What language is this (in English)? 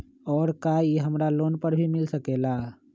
Magahi